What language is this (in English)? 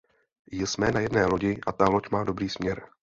Czech